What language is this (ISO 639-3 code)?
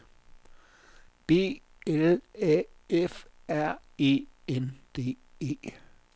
dan